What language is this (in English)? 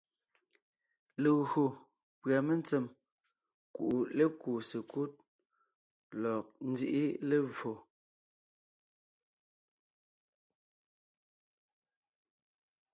Ngiemboon